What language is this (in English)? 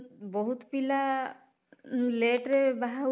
Odia